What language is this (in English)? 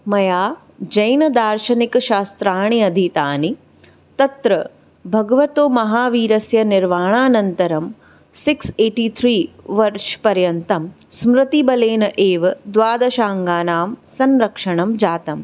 Sanskrit